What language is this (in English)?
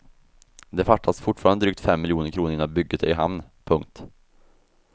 Swedish